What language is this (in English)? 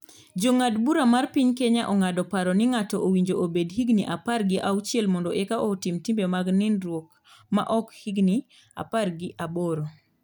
Luo (Kenya and Tanzania)